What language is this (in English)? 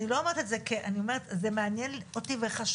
Hebrew